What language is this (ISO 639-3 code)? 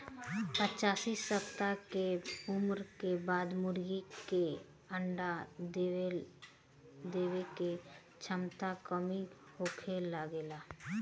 bho